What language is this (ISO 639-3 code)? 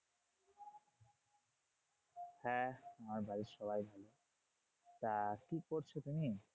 ben